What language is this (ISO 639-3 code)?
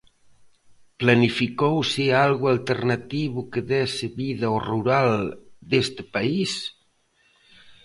glg